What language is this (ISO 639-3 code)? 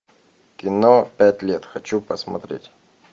rus